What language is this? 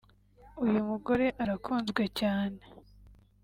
Kinyarwanda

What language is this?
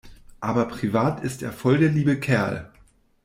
German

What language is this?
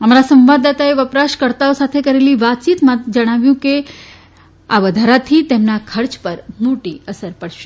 Gujarati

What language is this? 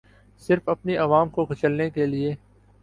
Urdu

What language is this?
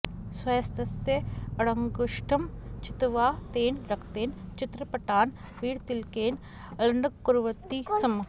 Sanskrit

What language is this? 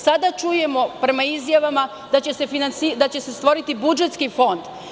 Serbian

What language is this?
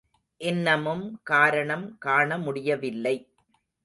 Tamil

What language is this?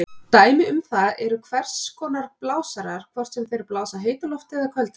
Icelandic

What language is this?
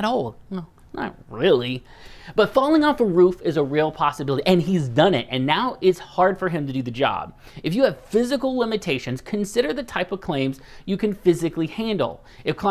English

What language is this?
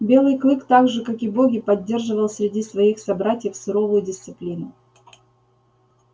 Russian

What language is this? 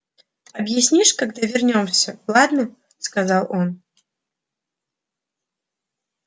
Russian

